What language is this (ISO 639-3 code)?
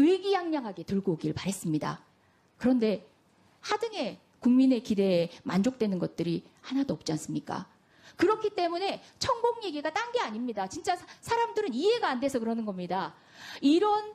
kor